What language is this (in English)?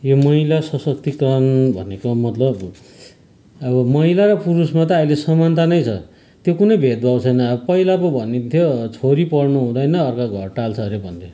Nepali